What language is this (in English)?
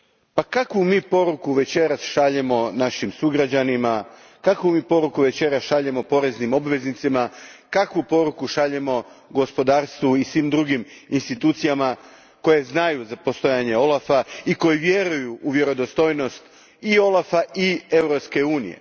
Croatian